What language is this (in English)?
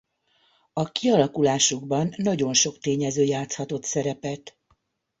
Hungarian